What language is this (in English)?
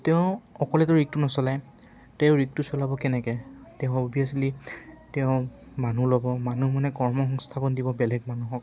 Assamese